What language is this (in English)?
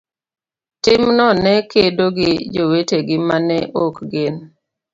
Luo (Kenya and Tanzania)